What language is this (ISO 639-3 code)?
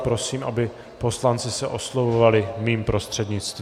ces